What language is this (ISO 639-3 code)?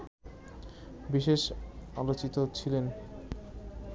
ben